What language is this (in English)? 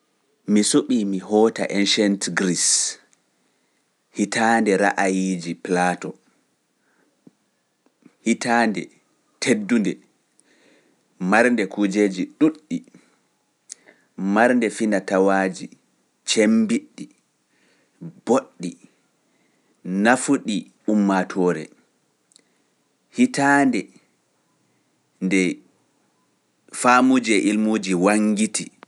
Pular